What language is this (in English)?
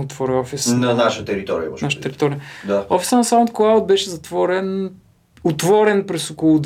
Bulgarian